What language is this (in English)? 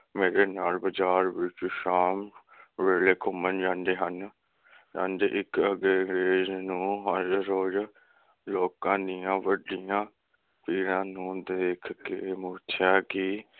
Punjabi